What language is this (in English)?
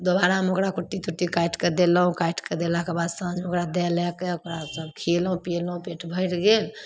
Maithili